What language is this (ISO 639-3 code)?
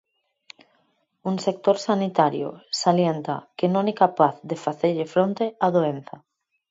glg